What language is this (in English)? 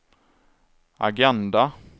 Swedish